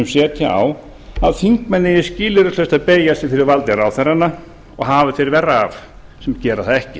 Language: Icelandic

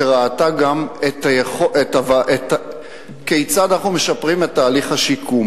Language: Hebrew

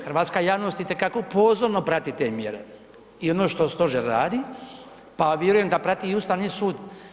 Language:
Croatian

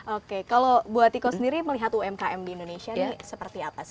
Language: Indonesian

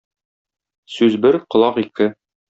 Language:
Tatar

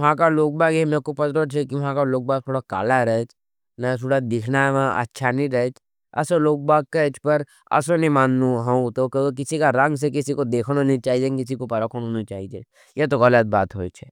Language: Nimadi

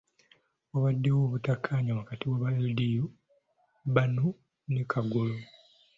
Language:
Ganda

